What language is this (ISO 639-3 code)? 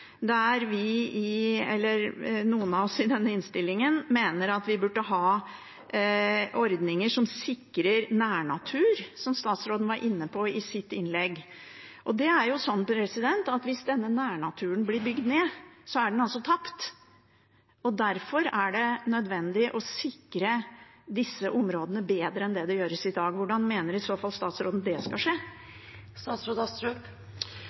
nob